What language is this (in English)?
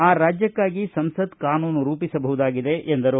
Kannada